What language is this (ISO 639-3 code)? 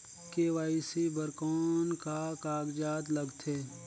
hne